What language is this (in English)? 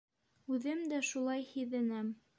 Bashkir